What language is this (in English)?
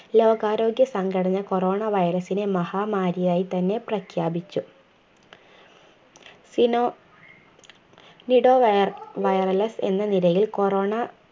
Malayalam